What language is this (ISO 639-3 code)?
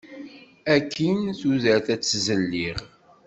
kab